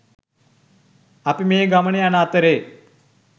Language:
Sinhala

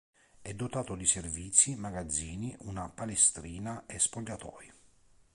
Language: Italian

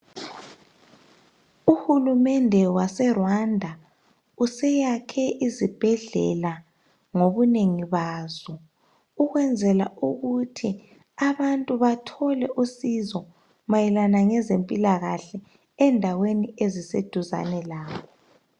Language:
North Ndebele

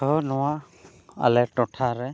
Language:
Santali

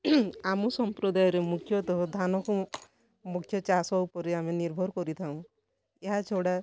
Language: Odia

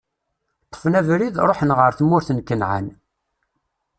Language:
Kabyle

